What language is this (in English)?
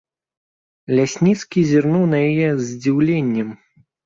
Belarusian